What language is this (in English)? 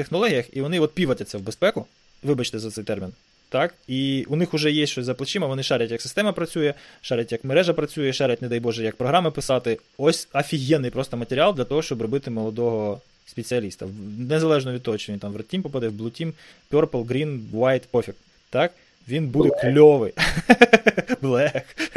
Ukrainian